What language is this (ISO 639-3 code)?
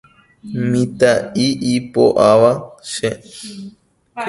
grn